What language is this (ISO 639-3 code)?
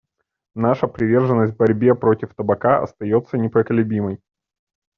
rus